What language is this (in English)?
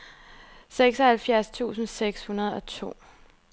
Danish